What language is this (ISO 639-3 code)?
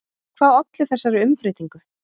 isl